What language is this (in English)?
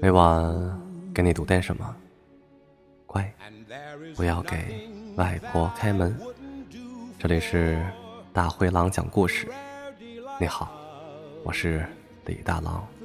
Chinese